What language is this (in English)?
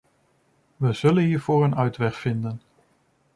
Dutch